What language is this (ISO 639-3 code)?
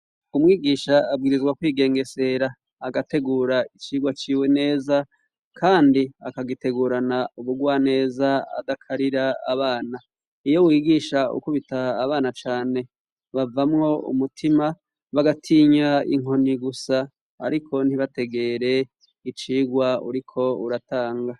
run